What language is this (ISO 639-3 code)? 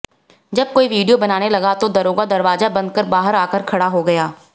hin